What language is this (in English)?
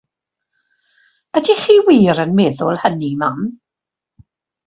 Welsh